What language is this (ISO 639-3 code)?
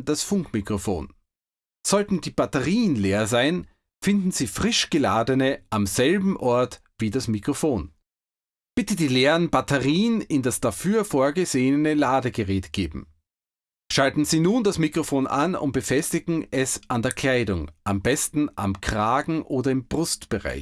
deu